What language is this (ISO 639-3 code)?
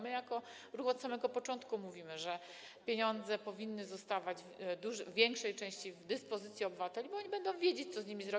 pol